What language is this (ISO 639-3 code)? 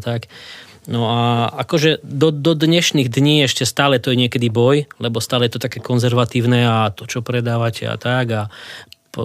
slk